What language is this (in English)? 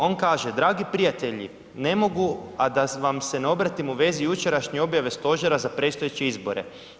Croatian